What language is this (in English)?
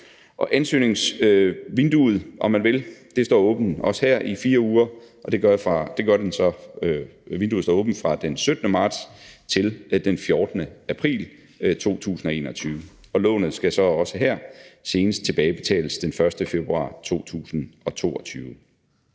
Danish